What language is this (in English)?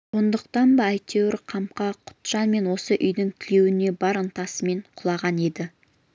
Kazakh